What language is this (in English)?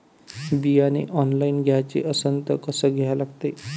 Marathi